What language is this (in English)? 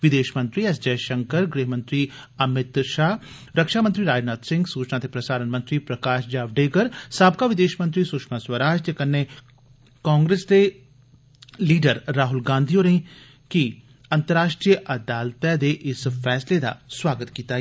Dogri